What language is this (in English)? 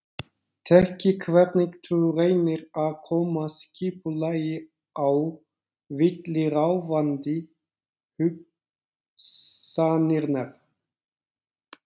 Icelandic